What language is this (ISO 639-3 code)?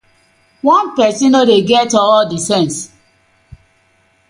pcm